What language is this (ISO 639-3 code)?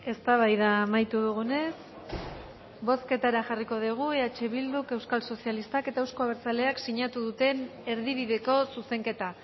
eus